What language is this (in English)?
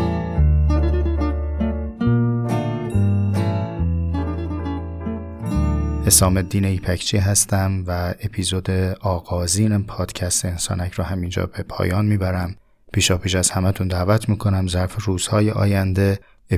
Persian